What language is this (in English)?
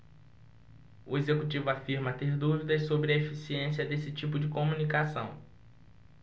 Portuguese